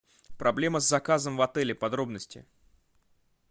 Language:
Russian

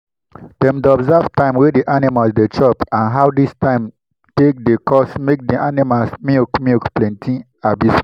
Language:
Nigerian Pidgin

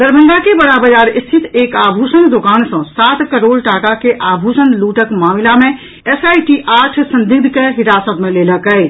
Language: Maithili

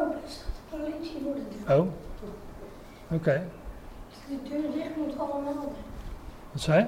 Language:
Dutch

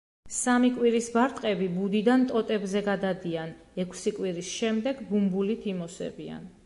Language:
Georgian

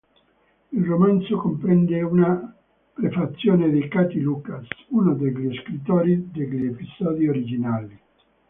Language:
Italian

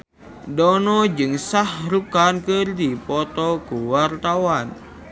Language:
Sundanese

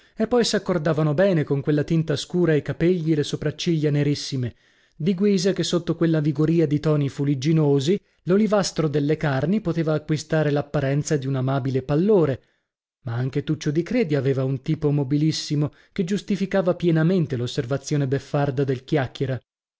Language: Italian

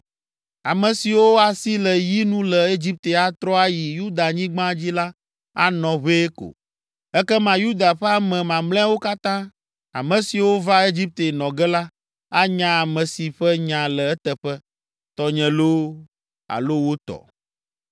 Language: Ewe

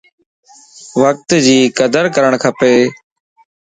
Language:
Lasi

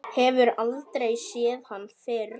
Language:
Icelandic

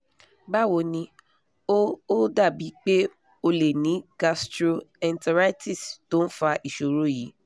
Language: Yoruba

